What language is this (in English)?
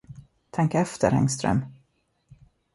Swedish